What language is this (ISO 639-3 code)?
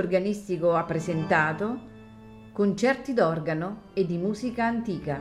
ita